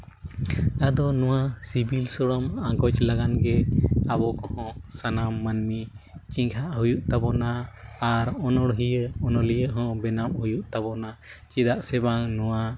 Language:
Santali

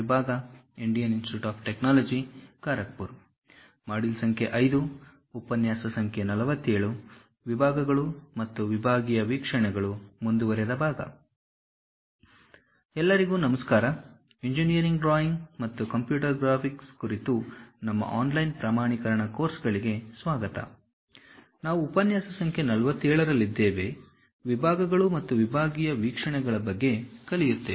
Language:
Kannada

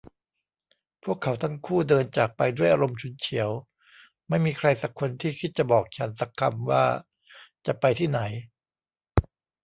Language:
Thai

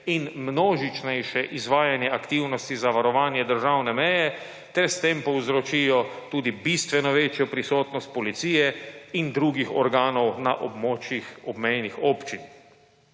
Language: Slovenian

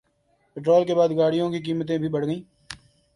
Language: Urdu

